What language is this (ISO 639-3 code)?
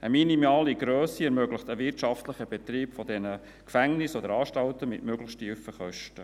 gsw